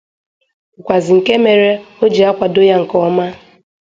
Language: Igbo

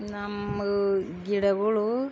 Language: Kannada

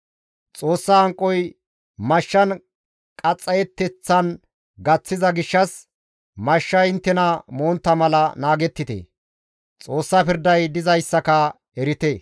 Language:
Gamo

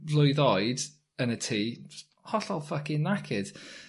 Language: Welsh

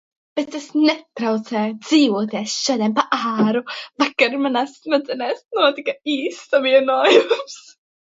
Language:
Latvian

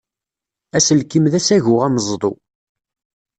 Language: Kabyle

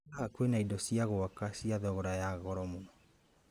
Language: Kikuyu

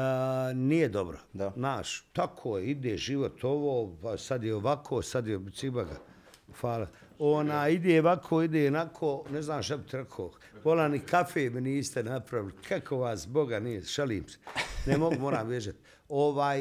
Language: Croatian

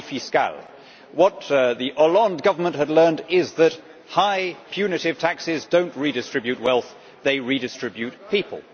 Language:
English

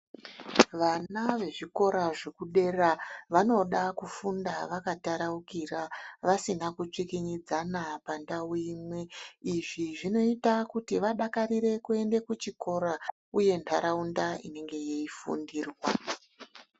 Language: Ndau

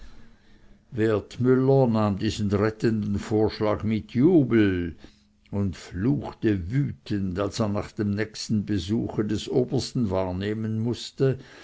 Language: German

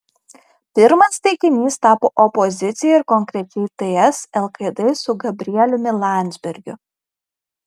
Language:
Lithuanian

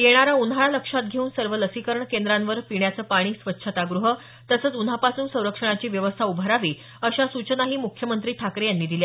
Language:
Marathi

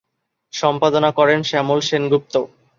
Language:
Bangla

